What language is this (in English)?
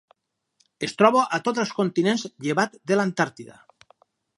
Catalan